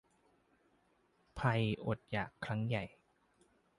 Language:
Thai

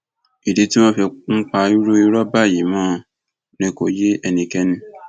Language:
Yoruba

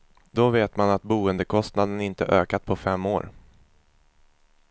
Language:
Swedish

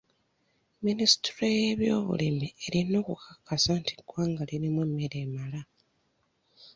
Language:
Ganda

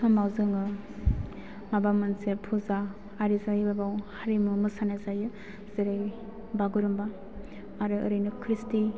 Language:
Bodo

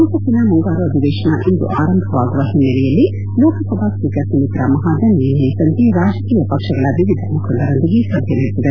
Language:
Kannada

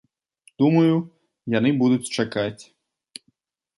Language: Belarusian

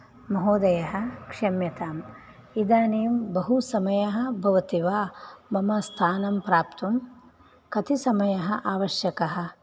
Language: Sanskrit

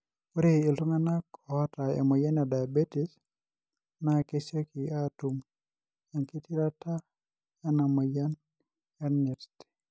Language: Masai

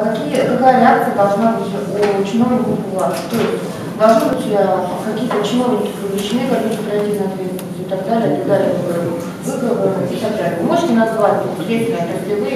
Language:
Russian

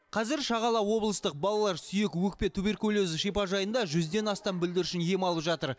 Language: Kazakh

